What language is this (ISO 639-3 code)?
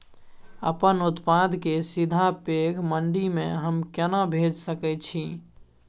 mai